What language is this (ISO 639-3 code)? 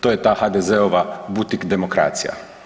hrv